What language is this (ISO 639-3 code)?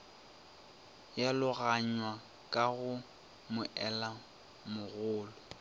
nso